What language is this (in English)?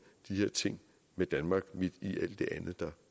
Danish